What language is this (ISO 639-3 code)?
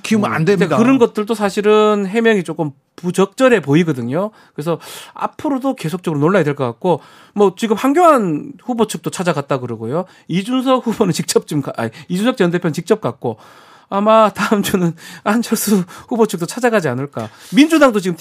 kor